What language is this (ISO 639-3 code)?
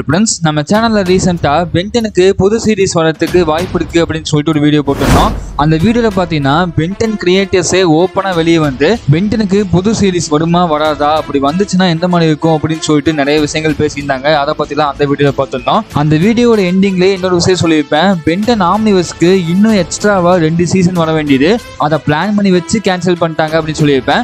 kor